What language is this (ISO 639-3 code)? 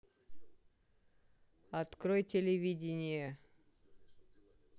rus